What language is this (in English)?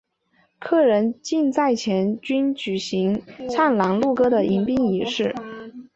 Chinese